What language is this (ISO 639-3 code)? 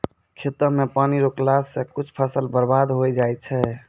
mai